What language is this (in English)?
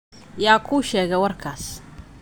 Somali